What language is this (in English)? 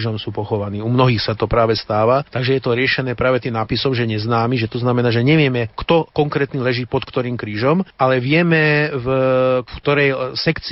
Slovak